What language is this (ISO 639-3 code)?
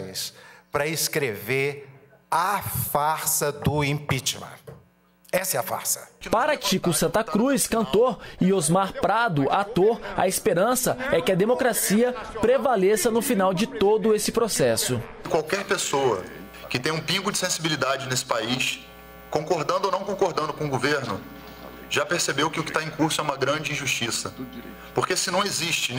por